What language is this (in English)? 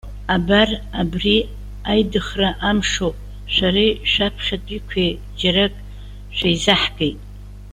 Abkhazian